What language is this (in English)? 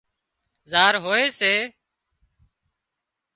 Wadiyara Koli